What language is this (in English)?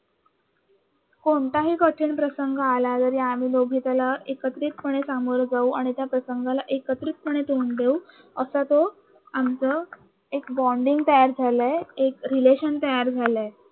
Marathi